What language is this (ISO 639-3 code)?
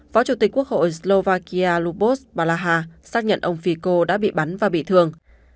vie